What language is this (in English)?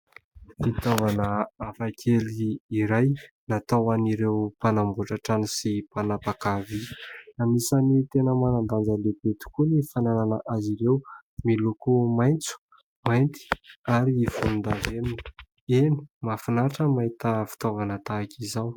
Malagasy